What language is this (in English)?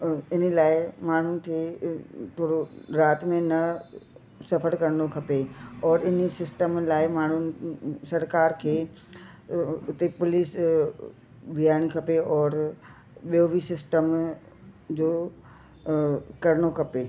Sindhi